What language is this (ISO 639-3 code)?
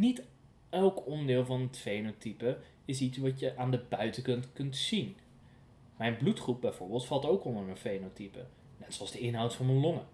nld